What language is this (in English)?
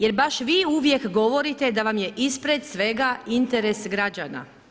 Croatian